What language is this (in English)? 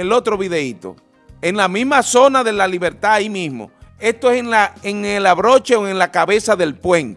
Spanish